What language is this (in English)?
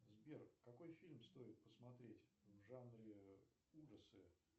Russian